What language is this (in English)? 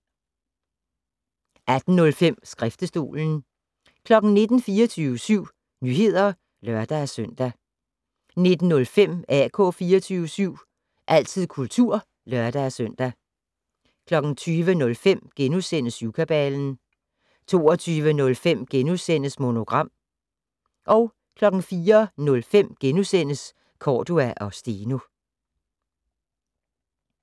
Danish